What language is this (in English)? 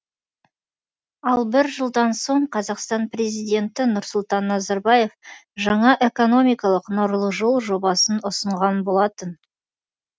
Kazakh